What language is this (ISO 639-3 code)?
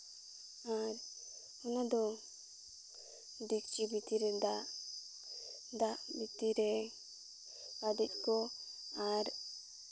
sat